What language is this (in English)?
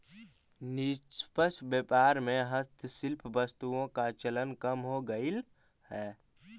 Magahi